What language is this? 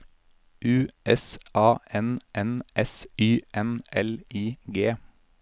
Norwegian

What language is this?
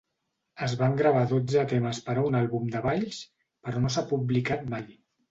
Catalan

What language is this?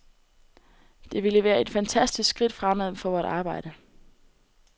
Danish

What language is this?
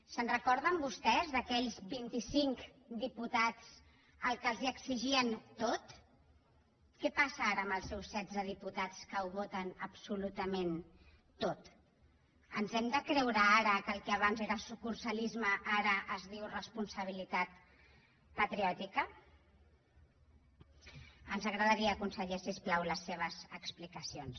Catalan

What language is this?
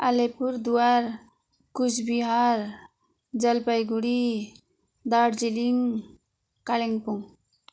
Nepali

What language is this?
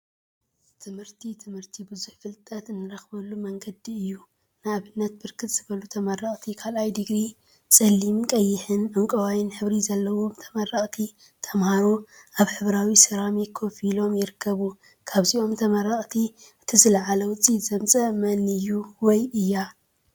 Tigrinya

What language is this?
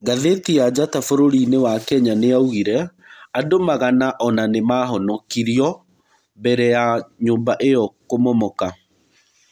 Kikuyu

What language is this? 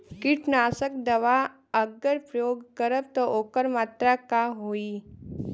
Bhojpuri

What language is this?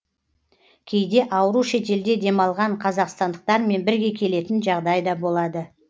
Kazakh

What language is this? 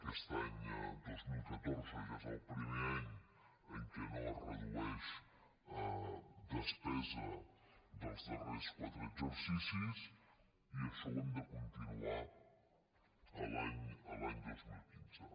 Catalan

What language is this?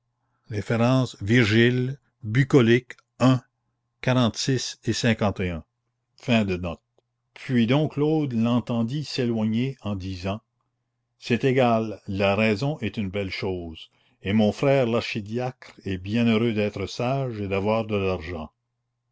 French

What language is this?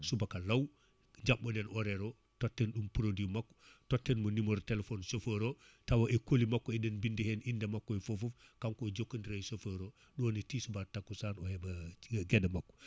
Fula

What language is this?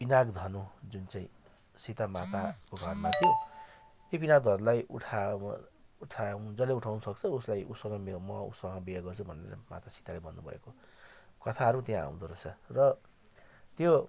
Nepali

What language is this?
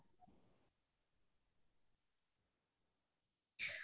Assamese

